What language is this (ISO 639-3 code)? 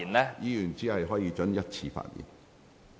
yue